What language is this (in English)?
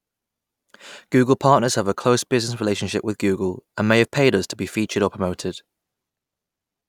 English